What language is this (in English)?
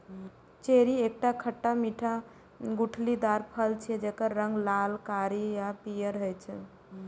Maithili